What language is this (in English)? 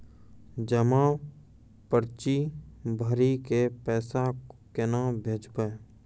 Maithili